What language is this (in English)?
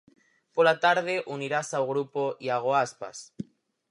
Galician